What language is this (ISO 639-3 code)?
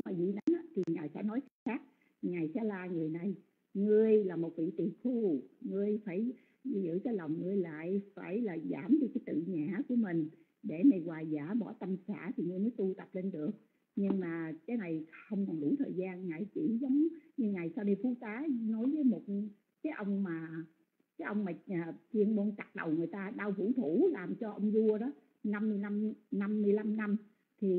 vie